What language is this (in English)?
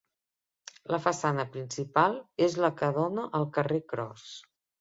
Catalan